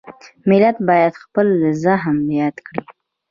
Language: Pashto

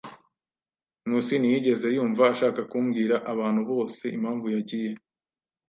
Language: Kinyarwanda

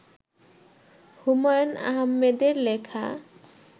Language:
Bangla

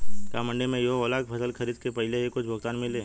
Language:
Bhojpuri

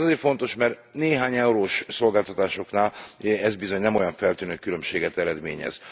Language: Hungarian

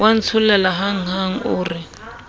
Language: Southern Sotho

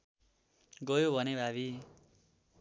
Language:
Nepali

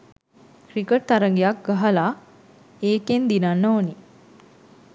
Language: Sinhala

